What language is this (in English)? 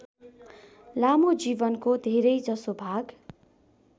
Nepali